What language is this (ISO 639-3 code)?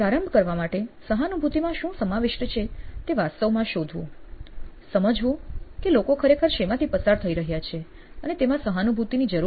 guj